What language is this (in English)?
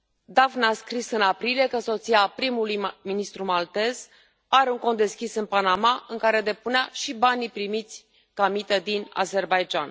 Romanian